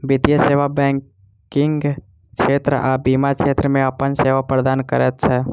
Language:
Maithili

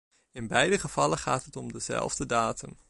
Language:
Dutch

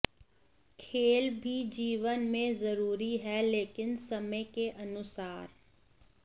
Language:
Hindi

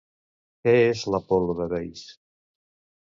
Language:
Catalan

